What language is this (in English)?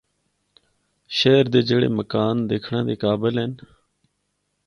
Northern Hindko